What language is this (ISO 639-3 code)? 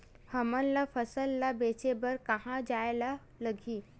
hne